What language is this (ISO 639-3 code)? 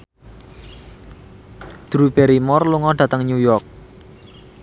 jav